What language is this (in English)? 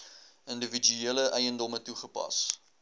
Afrikaans